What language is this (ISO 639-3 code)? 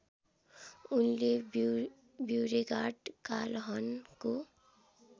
nep